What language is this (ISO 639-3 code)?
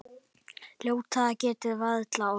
isl